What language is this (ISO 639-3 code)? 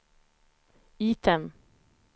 swe